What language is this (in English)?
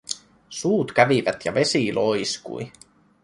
Finnish